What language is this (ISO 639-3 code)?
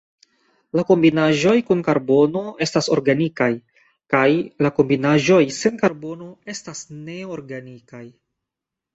epo